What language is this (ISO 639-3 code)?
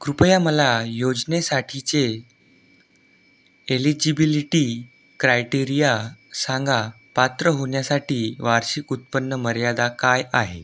mar